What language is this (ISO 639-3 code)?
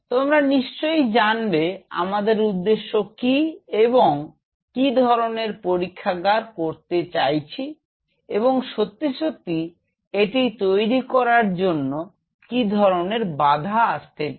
ben